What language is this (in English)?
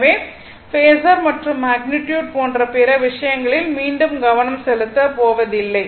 Tamil